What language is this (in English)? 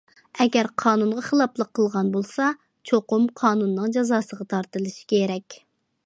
Uyghur